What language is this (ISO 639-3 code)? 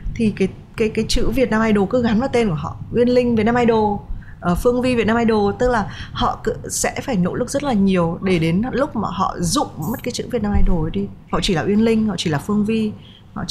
vie